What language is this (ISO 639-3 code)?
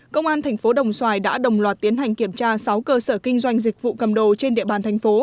vie